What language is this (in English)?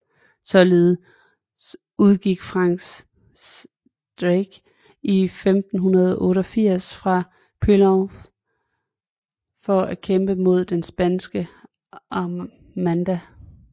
Danish